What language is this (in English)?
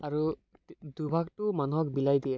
Assamese